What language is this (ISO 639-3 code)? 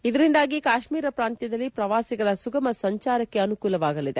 kan